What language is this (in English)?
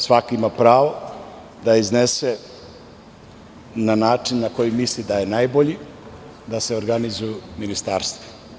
Serbian